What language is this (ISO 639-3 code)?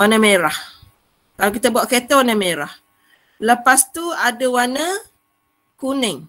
msa